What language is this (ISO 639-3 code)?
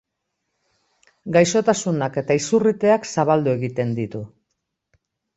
eus